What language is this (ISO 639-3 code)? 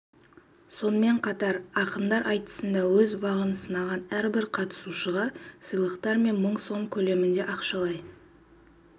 kaz